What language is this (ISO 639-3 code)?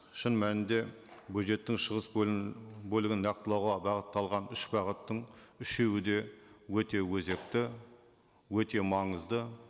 kaz